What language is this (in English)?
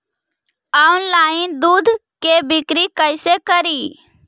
Magahi